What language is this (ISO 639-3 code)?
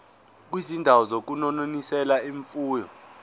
zul